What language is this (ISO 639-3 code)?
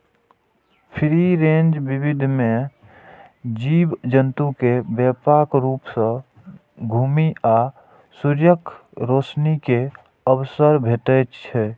mai